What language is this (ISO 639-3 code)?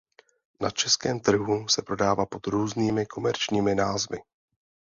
ces